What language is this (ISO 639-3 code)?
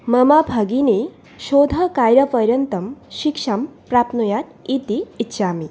san